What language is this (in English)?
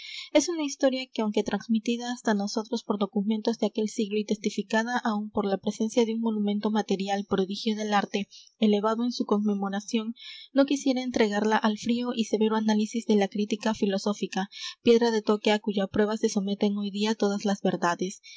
Spanish